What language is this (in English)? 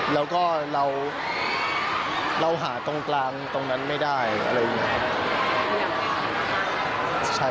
Thai